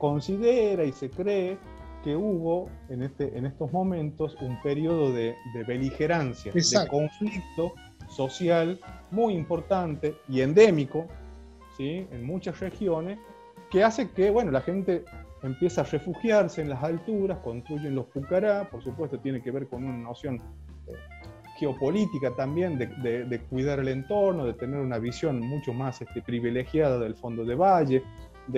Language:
Spanish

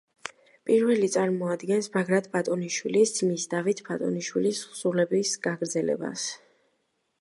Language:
Georgian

